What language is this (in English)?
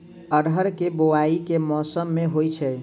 Maithili